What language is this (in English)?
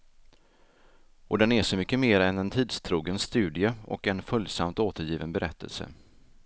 Swedish